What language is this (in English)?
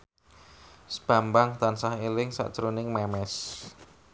Javanese